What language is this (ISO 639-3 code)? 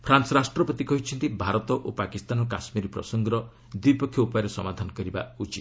ori